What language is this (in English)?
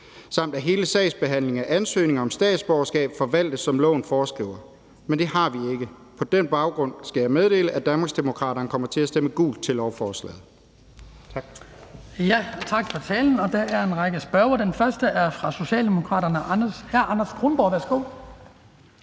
Danish